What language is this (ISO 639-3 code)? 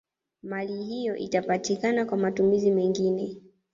swa